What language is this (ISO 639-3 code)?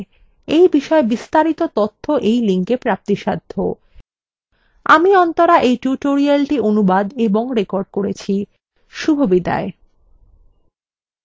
ben